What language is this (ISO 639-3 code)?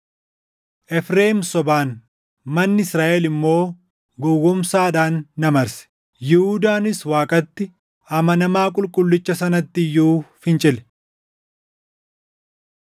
orm